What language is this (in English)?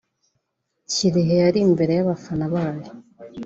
Kinyarwanda